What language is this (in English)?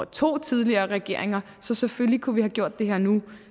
Danish